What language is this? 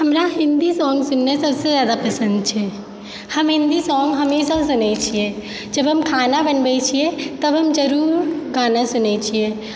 Maithili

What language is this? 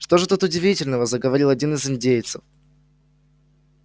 Russian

